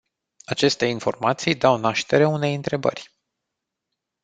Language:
Romanian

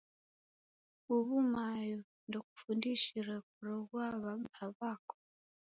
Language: Taita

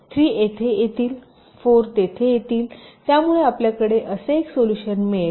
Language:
Marathi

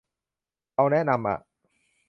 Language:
Thai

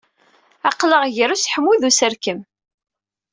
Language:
Kabyle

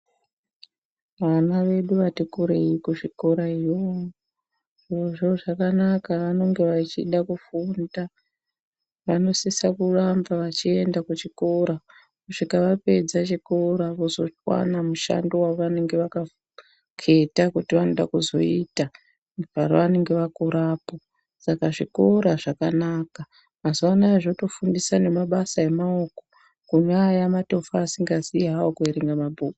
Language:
Ndau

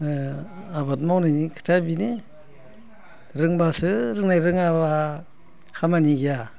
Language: Bodo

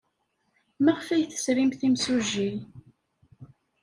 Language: Kabyle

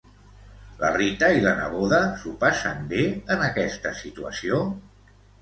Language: Catalan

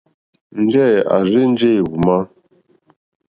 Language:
Mokpwe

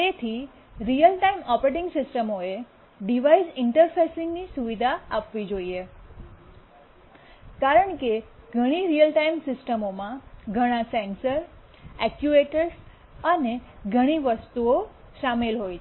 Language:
Gujarati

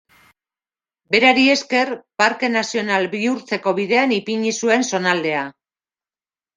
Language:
Basque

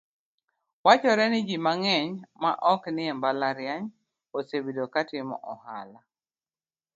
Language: Luo (Kenya and Tanzania)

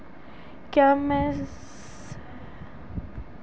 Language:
Hindi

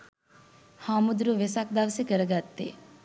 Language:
Sinhala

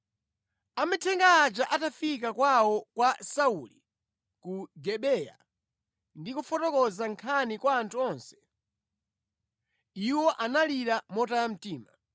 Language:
Nyanja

